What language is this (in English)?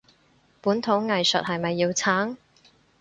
Cantonese